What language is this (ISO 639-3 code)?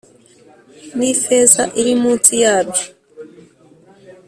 kin